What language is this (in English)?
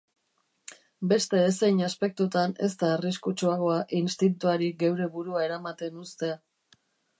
Basque